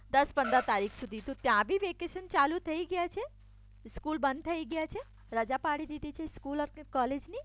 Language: Gujarati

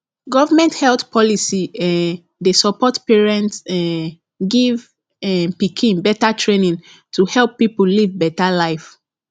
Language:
Nigerian Pidgin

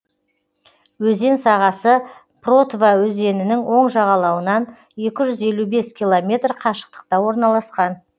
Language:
Kazakh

